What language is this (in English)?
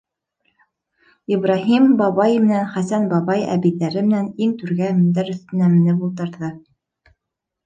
Bashkir